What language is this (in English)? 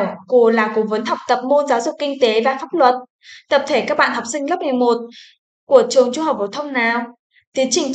Vietnamese